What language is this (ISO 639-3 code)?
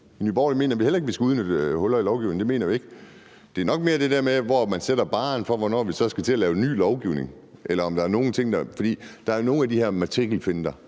dan